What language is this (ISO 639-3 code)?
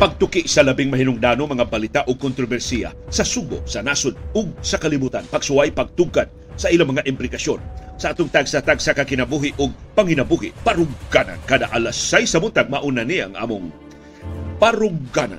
fil